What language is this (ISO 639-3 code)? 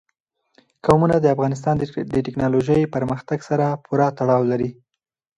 pus